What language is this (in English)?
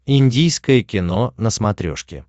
Russian